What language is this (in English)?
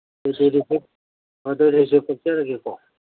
Manipuri